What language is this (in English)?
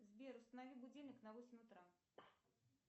Russian